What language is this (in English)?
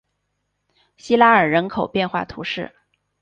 Chinese